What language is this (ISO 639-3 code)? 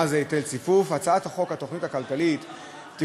heb